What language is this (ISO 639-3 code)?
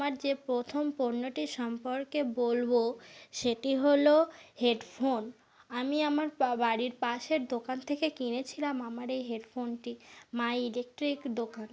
ben